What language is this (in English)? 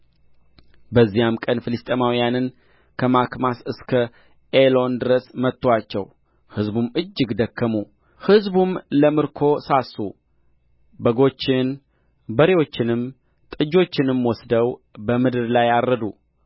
Amharic